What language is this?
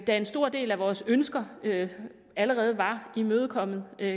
Danish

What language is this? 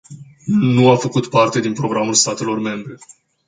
Romanian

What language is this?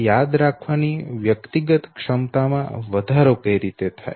Gujarati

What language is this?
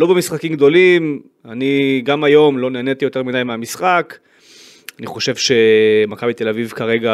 Hebrew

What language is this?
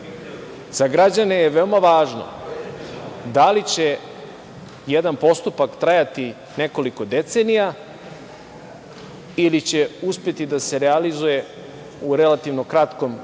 Serbian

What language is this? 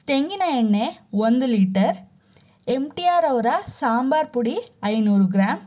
Kannada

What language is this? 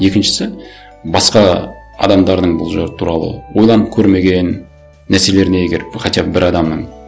Kazakh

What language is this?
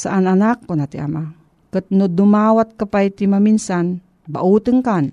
Filipino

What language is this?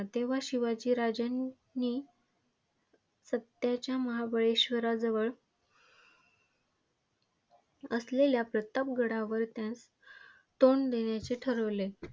Marathi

